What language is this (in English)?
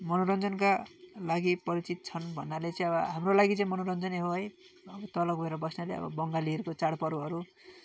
Nepali